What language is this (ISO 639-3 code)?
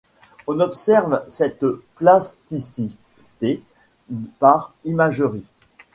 fra